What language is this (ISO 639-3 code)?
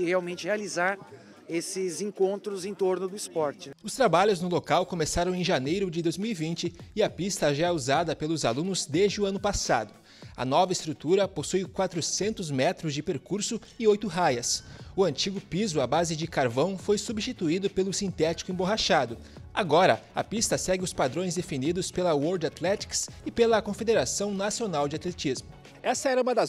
por